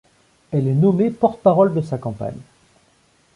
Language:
French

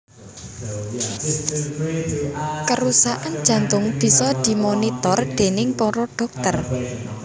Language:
Javanese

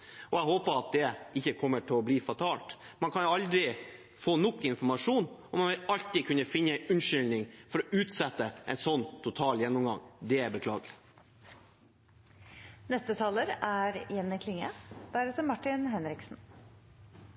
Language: Norwegian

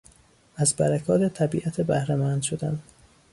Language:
Persian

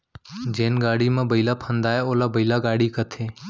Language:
Chhattisgarhi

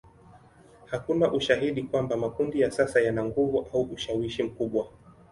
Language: Swahili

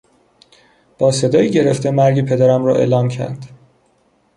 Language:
Persian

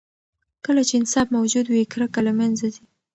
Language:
Pashto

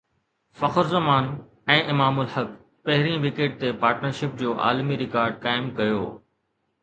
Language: Sindhi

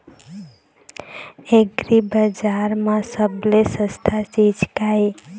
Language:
Chhattisgarhi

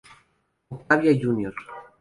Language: Spanish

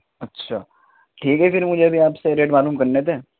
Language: Urdu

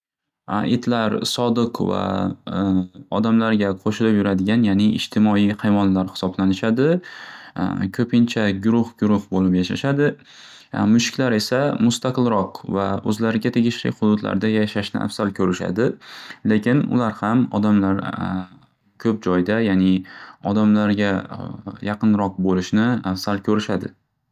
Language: Uzbek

